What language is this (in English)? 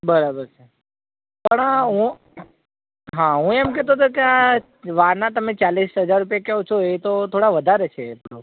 Gujarati